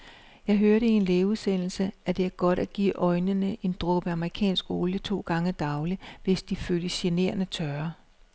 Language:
Danish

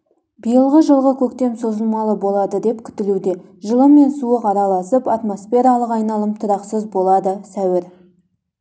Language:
Kazakh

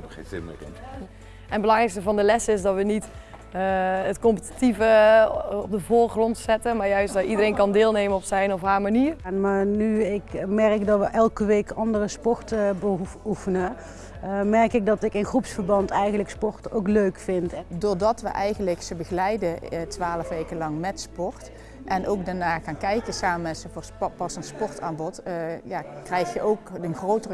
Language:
Dutch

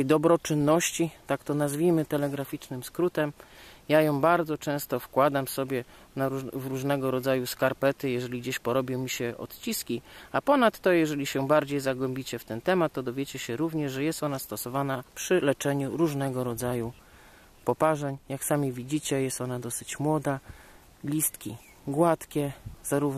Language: Polish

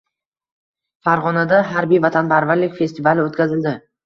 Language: Uzbek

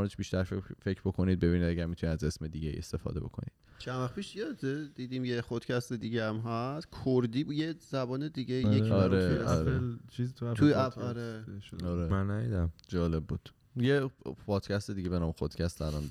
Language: Persian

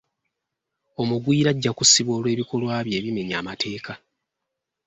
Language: Ganda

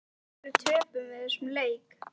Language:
Icelandic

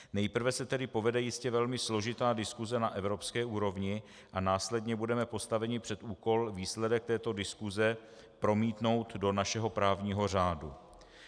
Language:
Czech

